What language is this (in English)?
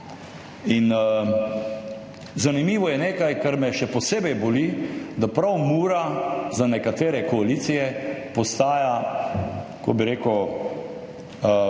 Slovenian